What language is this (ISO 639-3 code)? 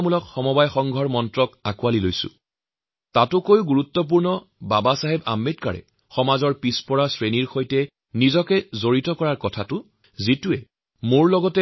asm